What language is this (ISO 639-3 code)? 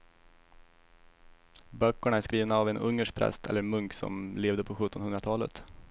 swe